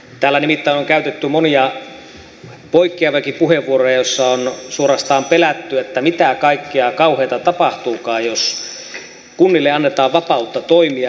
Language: Finnish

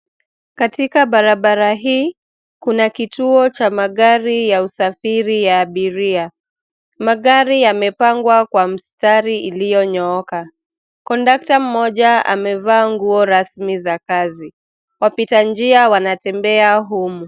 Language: Swahili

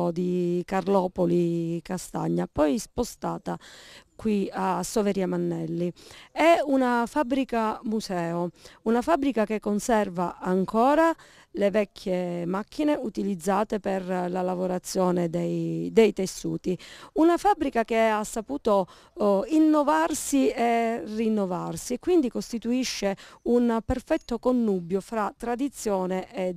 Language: Italian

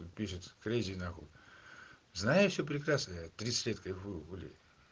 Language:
Russian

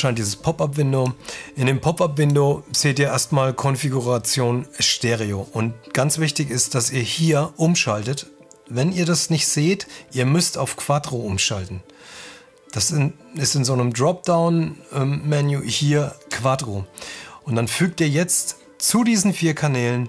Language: German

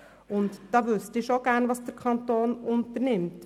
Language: Swiss German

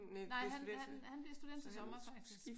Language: Danish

